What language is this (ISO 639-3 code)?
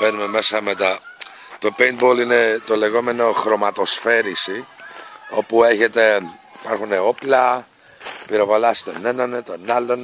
ell